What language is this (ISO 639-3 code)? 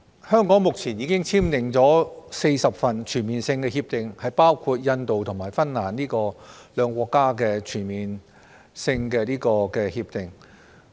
yue